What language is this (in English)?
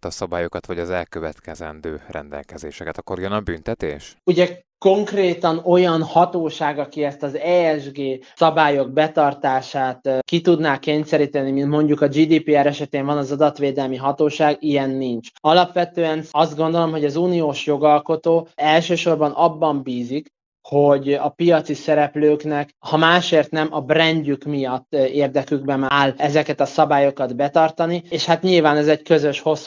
Hungarian